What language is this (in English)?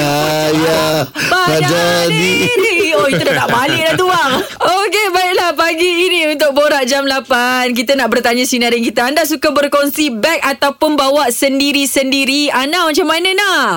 Malay